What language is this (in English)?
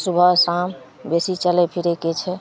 Maithili